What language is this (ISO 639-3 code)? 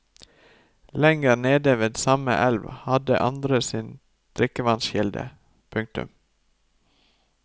nor